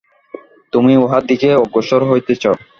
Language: Bangla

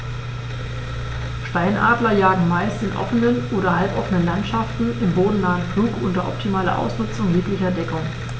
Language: German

